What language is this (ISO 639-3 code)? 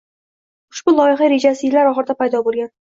uzb